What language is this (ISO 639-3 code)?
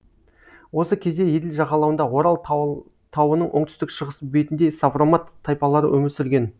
kaz